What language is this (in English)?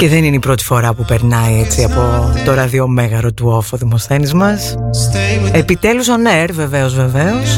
Greek